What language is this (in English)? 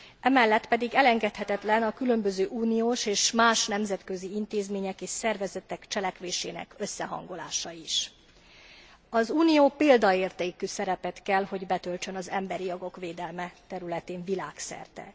Hungarian